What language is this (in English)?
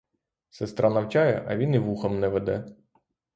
Ukrainian